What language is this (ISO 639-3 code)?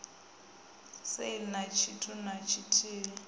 ven